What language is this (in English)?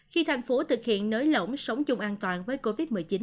Vietnamese